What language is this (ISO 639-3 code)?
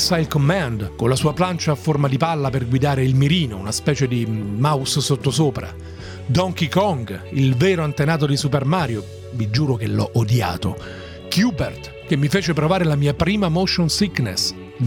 ita